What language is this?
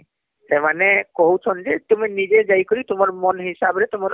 Odia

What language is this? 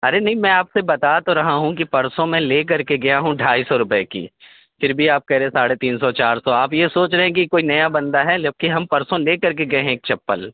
Urdu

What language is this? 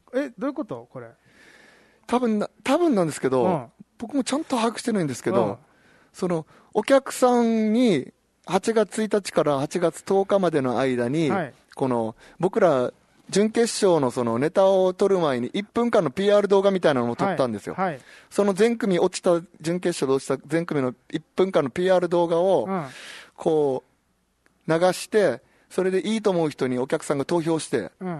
Japanese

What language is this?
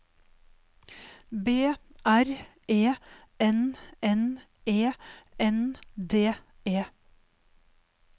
Norwegian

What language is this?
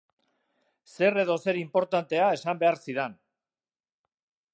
Basque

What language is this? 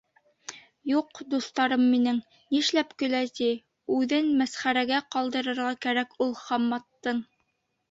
Bashkir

